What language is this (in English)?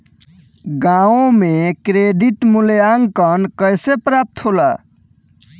Bhojpuri